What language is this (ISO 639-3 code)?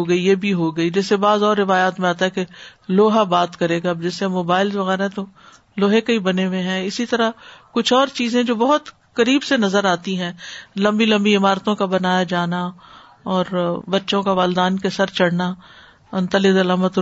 urd